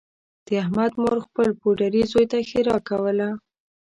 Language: Pashto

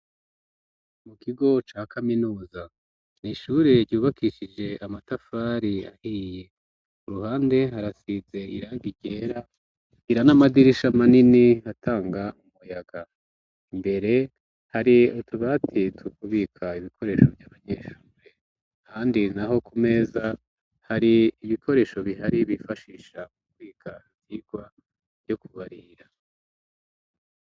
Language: Rundi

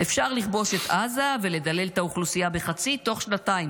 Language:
Hebrew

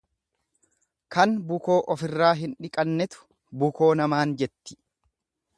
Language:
Oromo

